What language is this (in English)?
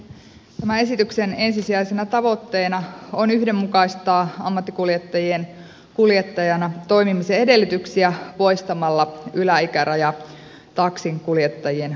Finnish